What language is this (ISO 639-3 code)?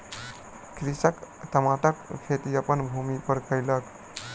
mai